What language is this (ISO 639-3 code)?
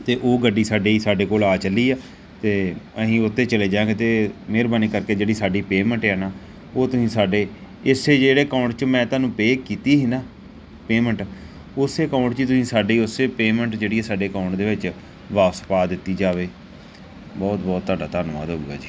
pan